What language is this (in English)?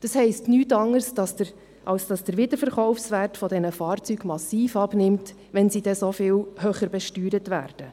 Swiss German